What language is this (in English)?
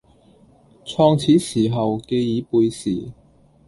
Cantonese